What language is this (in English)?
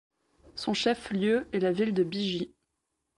French